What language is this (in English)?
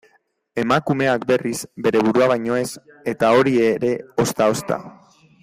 Basque